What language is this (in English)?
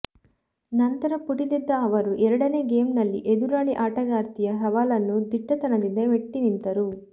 Kannada